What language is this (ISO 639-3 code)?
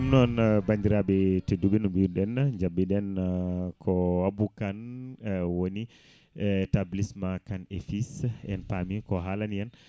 ful